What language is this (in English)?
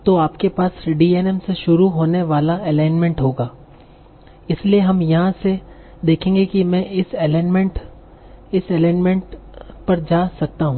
Hindi